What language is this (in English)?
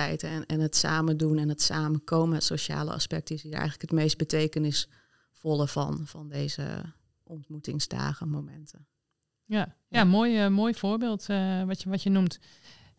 Dutch